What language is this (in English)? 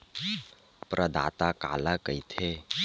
Chhattisgarhi